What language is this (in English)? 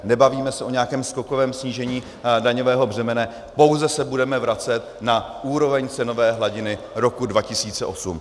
Czech